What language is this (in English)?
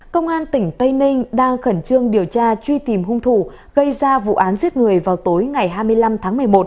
Vietnamese